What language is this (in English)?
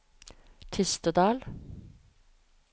Norwegian